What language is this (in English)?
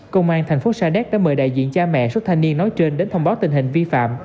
Vietnamese